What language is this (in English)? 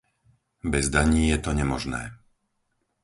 Slovak